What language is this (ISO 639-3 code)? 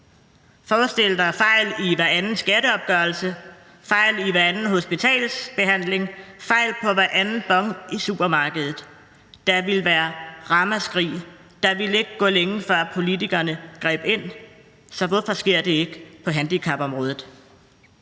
dan